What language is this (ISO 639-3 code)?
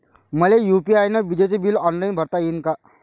mar